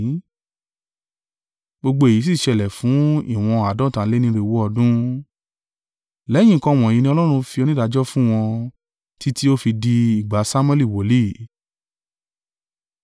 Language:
Yoruba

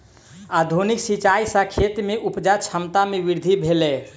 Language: Maithili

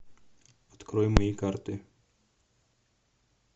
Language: Russian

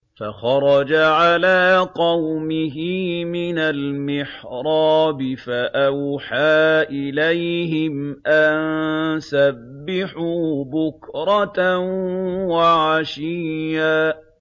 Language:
Arabic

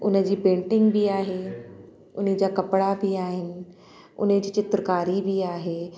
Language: Sindhi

